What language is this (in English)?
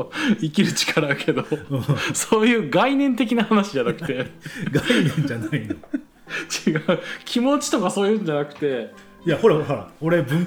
Japanese